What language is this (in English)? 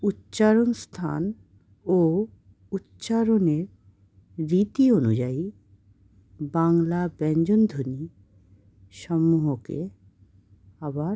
Bangla